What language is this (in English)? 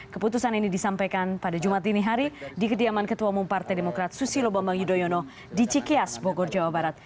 Indonesian